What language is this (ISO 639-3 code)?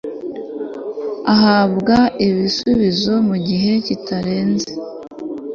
kin